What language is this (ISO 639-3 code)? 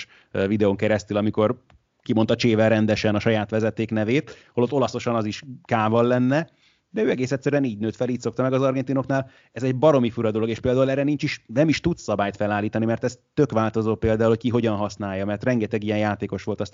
hun